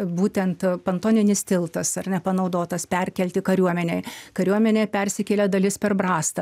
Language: Lithuanian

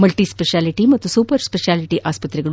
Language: Kannada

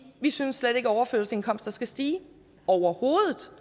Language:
Danish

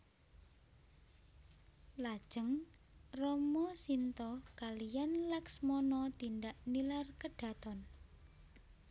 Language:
Javanese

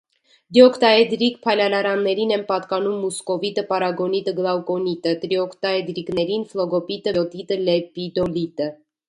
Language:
Armenian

